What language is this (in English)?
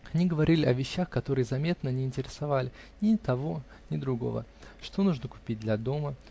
Russian